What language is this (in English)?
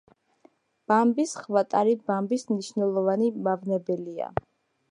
Georgian